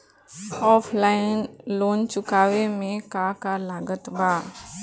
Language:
Bhojpuri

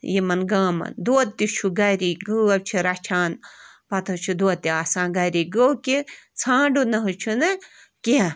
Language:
Kashmiri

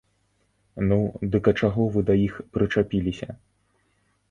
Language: Belarusian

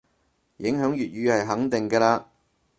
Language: Cantonese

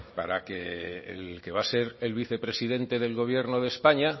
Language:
Spanish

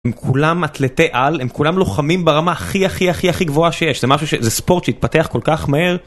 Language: Hebrew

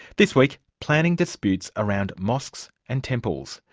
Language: English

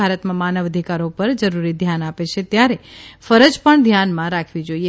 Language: Gujarati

